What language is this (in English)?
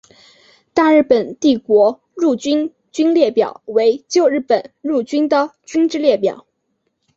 Chinese